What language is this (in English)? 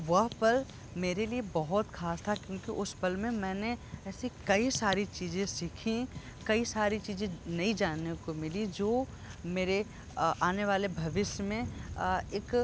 Hindi